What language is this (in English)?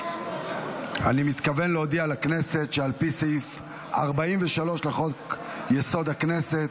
Hebrew